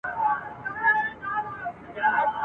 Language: Pashto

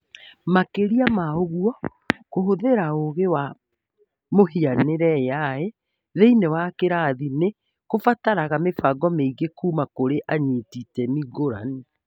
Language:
Kikuyu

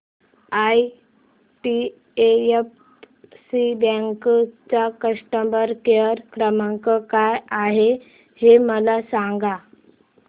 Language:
Marathi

